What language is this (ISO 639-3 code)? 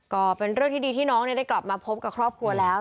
tha